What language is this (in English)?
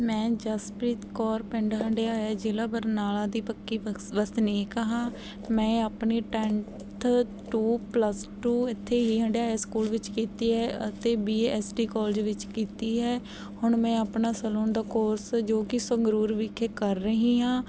Punjabi